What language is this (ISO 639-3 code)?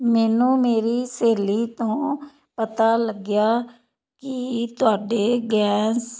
pan